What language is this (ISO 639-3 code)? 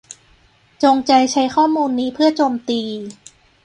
tha